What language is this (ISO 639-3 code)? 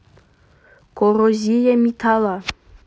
rus